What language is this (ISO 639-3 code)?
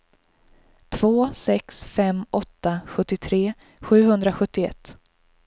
swe